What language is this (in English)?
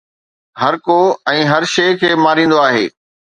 Sindhi